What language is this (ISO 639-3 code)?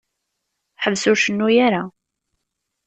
kab